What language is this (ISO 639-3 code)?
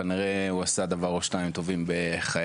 heb